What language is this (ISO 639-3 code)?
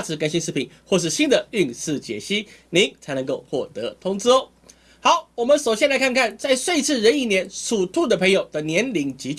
zho